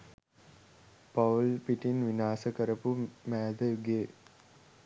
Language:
Sinhala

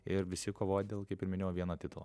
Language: Lithuanian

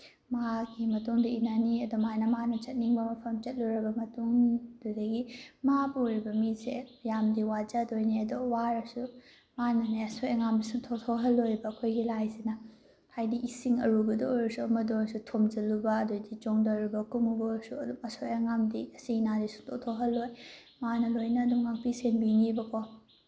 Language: Manipuri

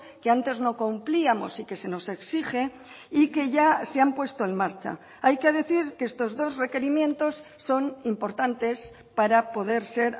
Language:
Spanish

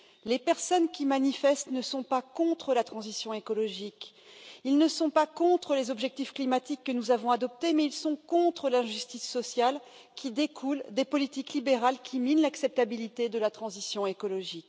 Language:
French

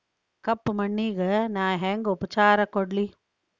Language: Kannada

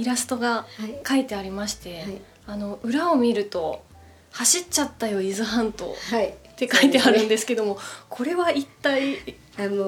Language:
Japanese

